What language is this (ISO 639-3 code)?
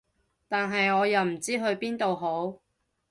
yue